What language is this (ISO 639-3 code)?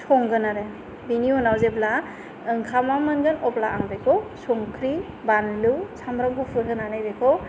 brx